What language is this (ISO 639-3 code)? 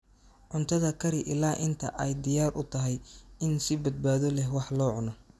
som